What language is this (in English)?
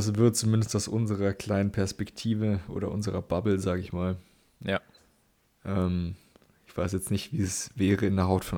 German